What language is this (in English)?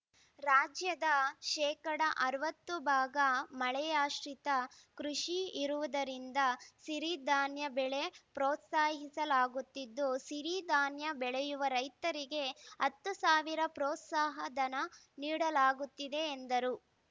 Kannada